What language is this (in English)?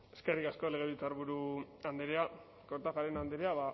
Basque